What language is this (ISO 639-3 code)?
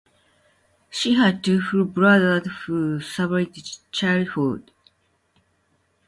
eng